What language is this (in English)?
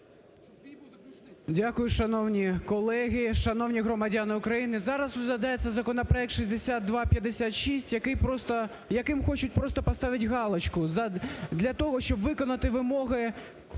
Ukrainian